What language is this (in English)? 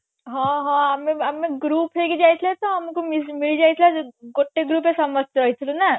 Odia